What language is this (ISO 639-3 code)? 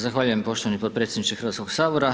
hrv